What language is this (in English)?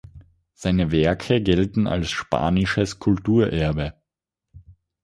German